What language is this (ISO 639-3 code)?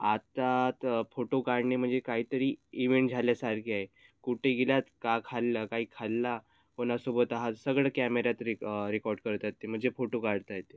mar